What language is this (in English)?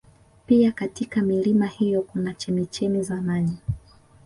Swahili